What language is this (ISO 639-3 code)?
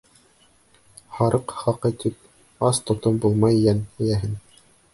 bak